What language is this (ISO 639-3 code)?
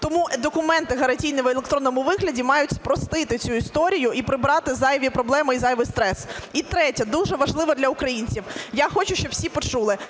ukr